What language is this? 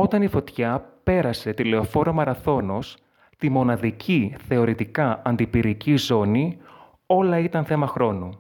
Greek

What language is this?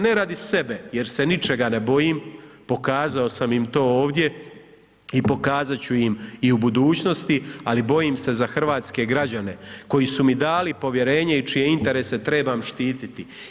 Croatian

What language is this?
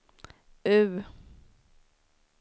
Swedish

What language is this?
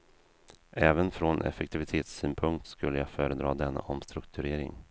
Swedish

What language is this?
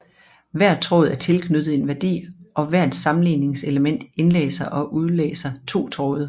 Danish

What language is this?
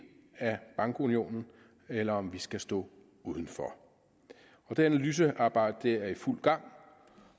Danish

